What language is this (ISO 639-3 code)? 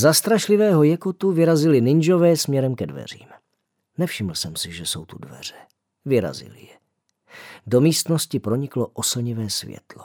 ces